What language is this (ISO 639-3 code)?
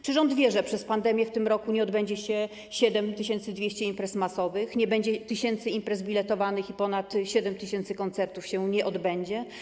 pol